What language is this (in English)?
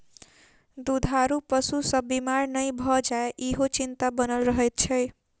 Maithili